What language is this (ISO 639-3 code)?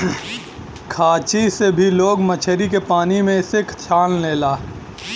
bho